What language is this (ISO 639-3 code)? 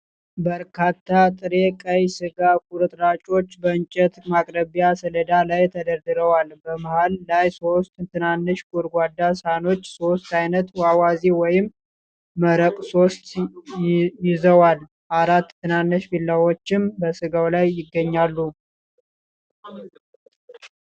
amh